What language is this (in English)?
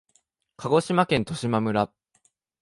Japanese